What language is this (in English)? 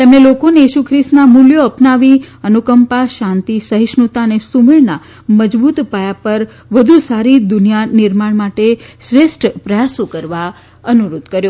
Gujarati